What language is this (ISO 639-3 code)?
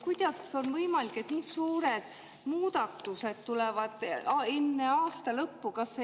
est